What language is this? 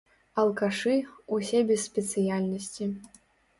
Belarusian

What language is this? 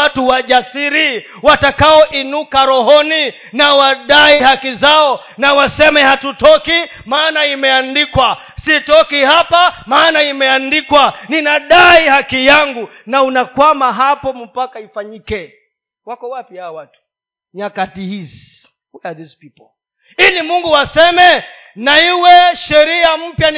Swahili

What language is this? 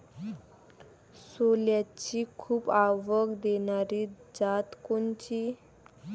Marathi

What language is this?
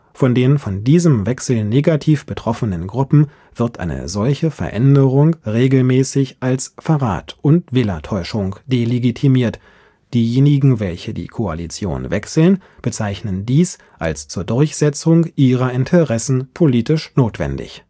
German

